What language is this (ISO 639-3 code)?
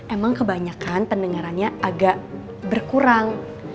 ind